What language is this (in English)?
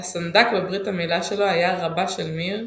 Hebrew